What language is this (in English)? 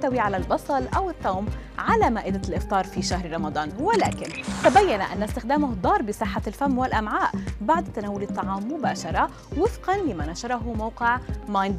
Arabic